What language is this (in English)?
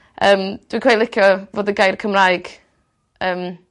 Welsh